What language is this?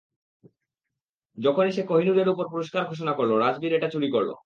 Bangla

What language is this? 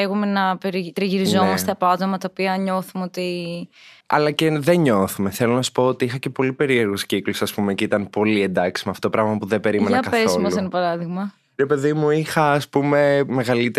Greek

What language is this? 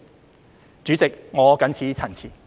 Cantonese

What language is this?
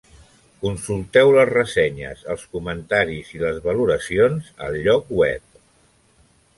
Catalan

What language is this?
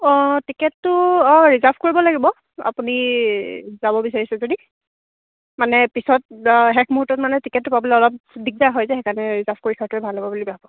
Assamese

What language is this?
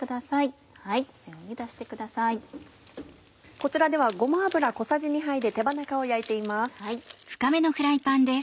Japanese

